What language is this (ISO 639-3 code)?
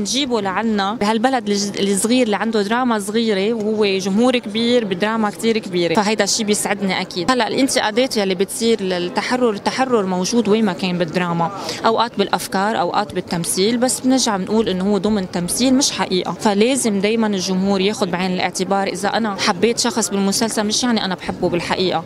ara